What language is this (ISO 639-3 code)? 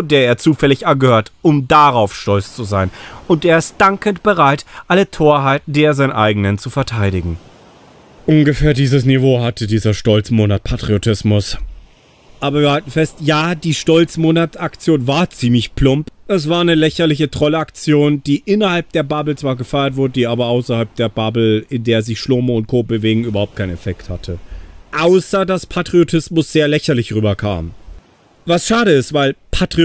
deu